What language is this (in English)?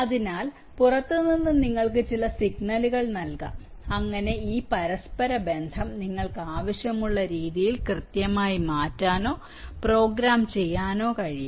Malayalam